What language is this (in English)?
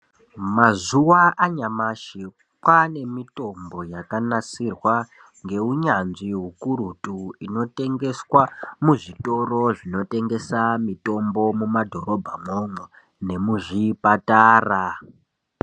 Ndau